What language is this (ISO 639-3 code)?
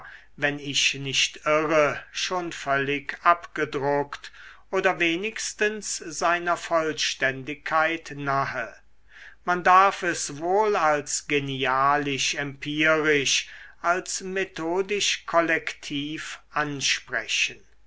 deu